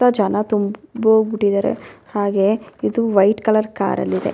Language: Kannada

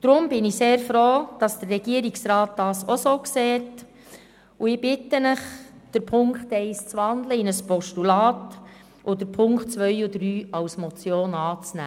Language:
Swiss German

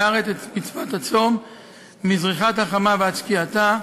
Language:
Hebrew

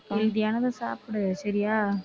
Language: Tamil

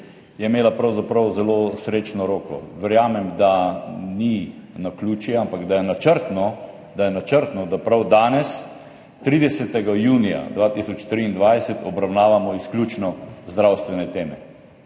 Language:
Slovenian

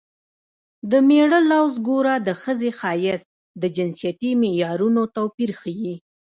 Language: Pashto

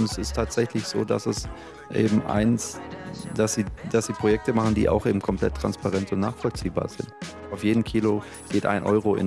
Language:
German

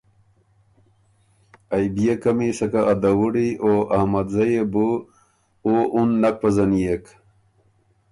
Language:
Ormuri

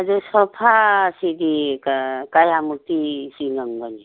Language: Manipuri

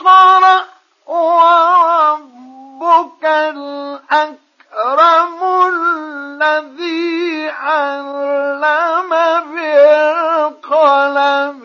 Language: Arabic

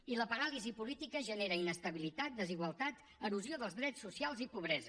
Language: Catalan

